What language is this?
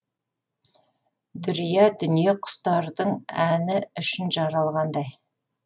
Kazakh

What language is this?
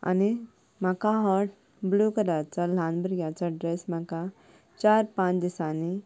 Konkani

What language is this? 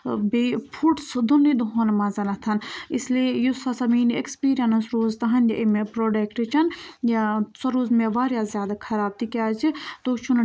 Kashmiri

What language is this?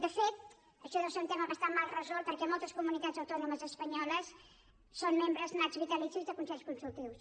Catalan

